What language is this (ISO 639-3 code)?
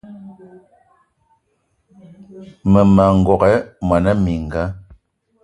eto